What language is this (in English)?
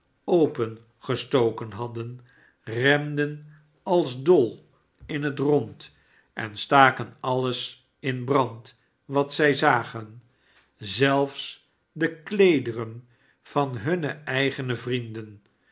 Dutch